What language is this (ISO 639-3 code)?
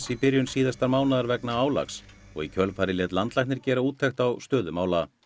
isl